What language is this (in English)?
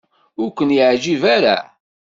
Kabyle